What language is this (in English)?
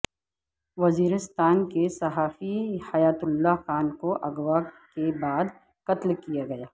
Urdu